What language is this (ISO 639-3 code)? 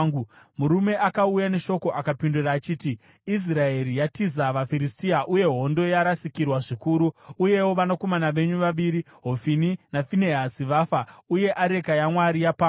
sna